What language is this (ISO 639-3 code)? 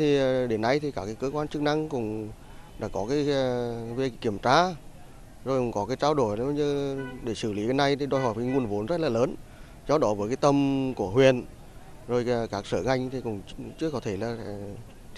vie